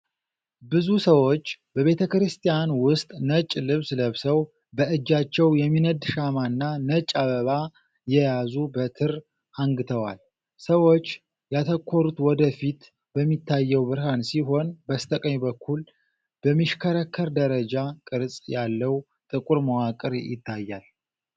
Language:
Amharic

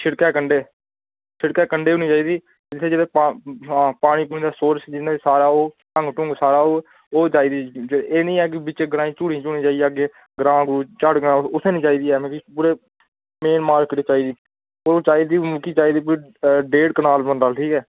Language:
Dogri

